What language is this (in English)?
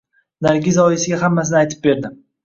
Uzbek